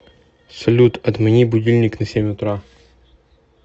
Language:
Russian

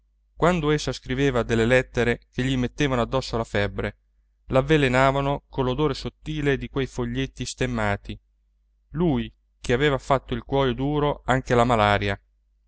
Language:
Italian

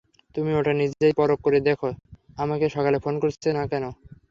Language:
Bangla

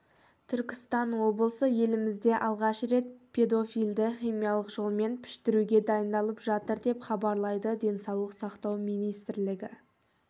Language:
Kazakh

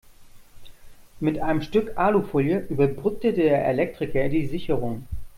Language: German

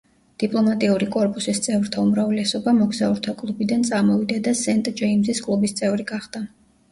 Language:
Georgian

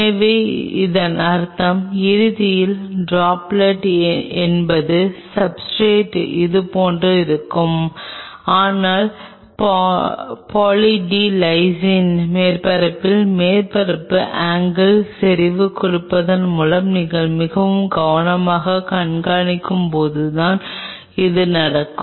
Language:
Tamil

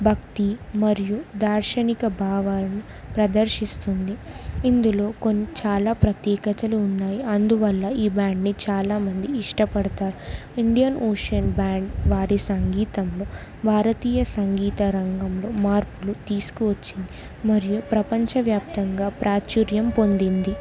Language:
Telugu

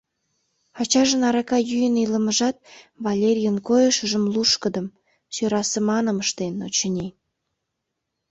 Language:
Mari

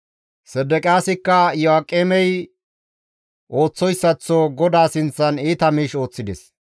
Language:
Gamo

